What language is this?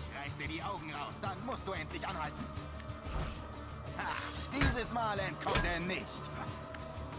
German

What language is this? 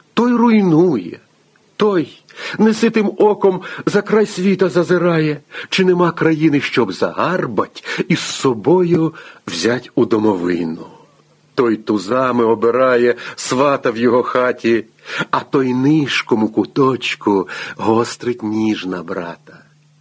Ukrainian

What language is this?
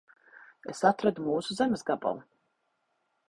Latvian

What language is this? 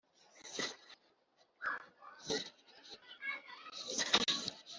Kinyarwanda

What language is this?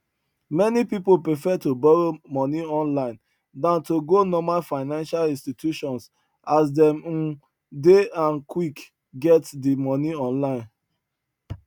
Nigerian Pidgin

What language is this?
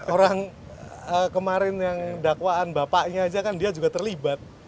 Indonesian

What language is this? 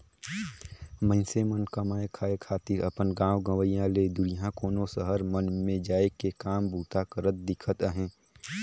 Chhattisgarhi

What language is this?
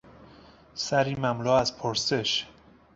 Persian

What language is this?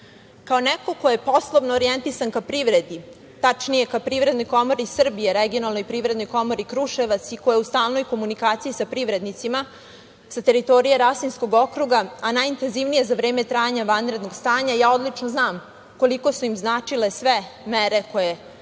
Serbian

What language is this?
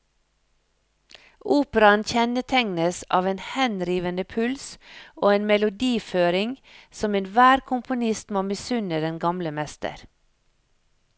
Norwegian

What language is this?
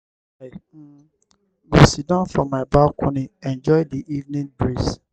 Nigerian Pidgin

